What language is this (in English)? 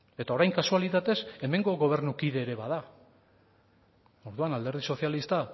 Basque